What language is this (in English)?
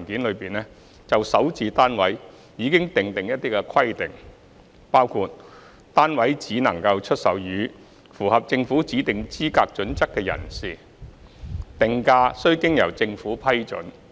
Cantonese